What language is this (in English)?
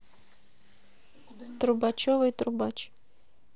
Russian